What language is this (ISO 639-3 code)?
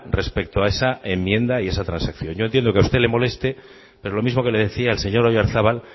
spa